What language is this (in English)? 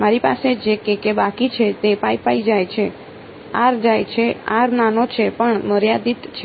Gujarati